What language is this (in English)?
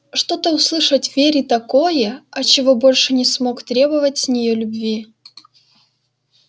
Russian